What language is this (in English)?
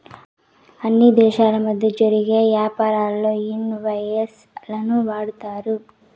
Telugu